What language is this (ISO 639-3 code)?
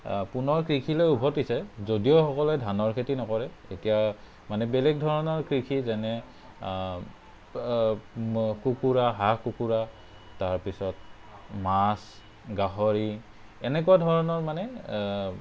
asm